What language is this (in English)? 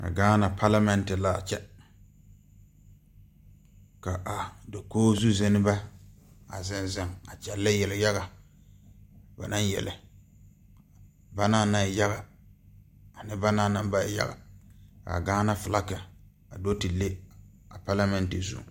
Southern Dagaare